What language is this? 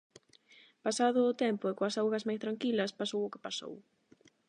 Galician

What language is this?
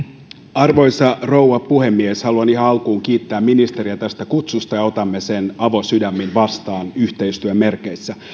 Finnish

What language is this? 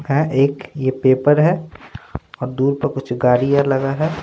Hindi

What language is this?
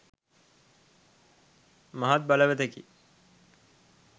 Sinhala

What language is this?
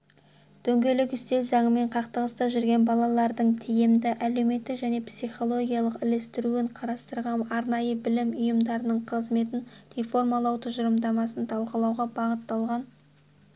Kazakh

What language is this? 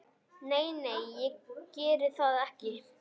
Icelandic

